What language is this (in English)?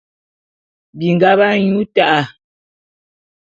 Bulu